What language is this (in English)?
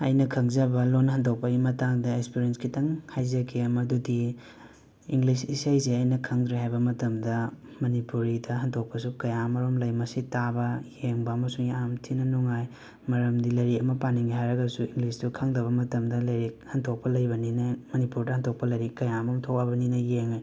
Manipuri